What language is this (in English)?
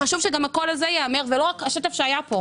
Hebrew